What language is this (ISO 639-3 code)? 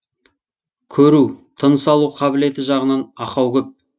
kaz